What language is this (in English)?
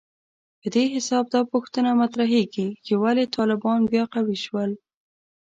Pashto